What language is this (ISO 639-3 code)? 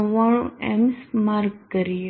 guj